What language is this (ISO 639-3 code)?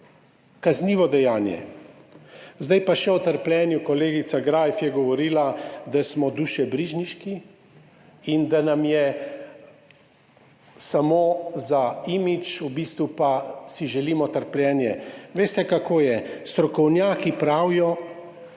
slv